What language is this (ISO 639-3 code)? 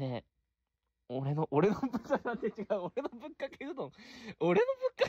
jpn